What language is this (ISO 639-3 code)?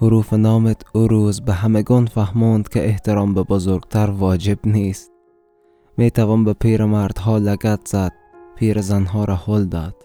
fas